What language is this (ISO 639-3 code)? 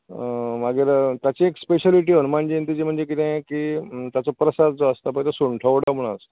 kok